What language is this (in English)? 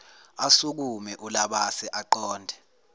Zulu